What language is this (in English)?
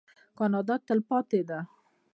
Pashto